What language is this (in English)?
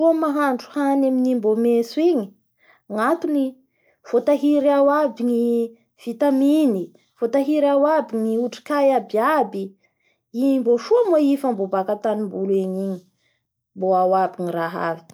Bara Malagasy